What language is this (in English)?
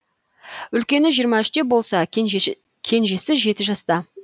Kazakh